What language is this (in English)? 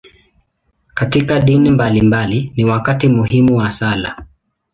Swahili